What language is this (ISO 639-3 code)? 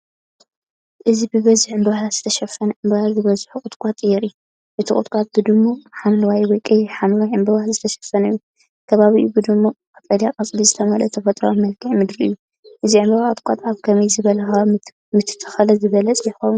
tir